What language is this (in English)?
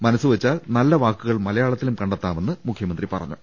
Malayalam